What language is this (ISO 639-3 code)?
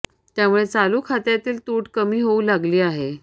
mar